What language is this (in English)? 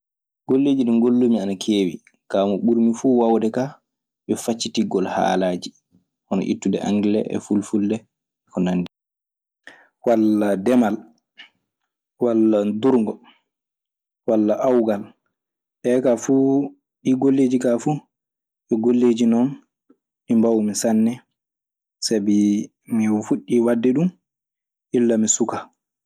Maasina Fulfulde